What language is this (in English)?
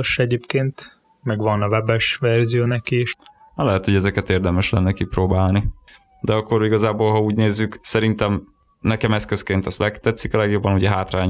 Hungarian